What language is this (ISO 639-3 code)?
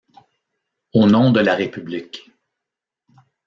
fra